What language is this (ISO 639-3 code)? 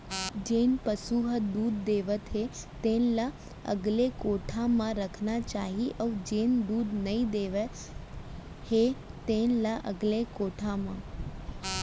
hne